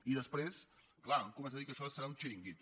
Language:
Catalan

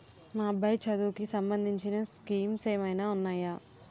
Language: Telugu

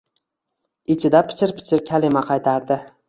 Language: Uzbek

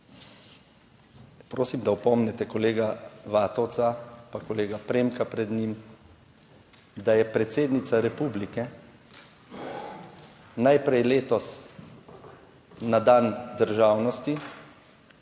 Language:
Slovenian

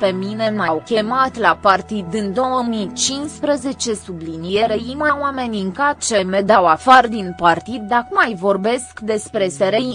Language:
Romanian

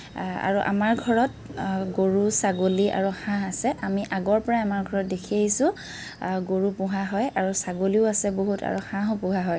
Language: Assamese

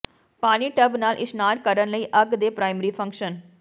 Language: Punjabi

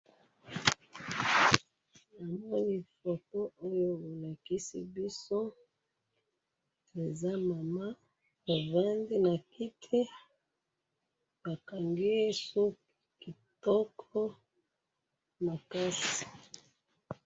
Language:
Lingala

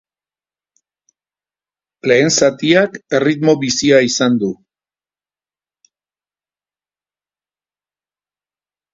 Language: Basque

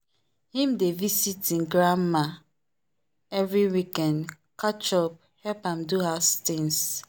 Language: Nigerian Pidgin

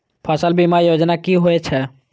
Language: Maithili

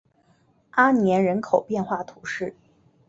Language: Chinese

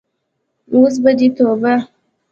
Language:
Pashto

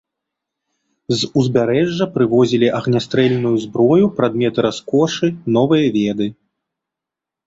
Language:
Belarusian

